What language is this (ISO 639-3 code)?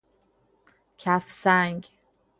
fas